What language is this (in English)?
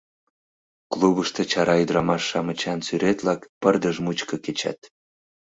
Mari